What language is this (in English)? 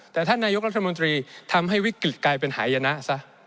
Thai